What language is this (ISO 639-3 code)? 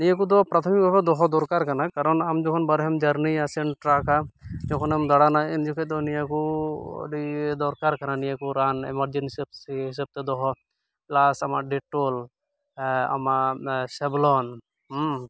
sat